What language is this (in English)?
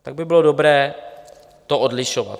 Czech